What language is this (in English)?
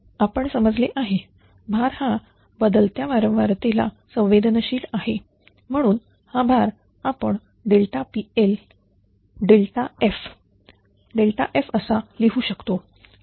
Marathi